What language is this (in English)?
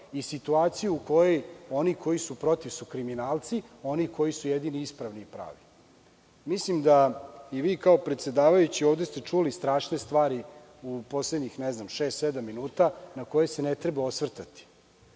Serbian